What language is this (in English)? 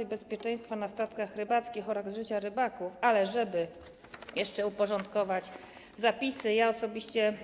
Polish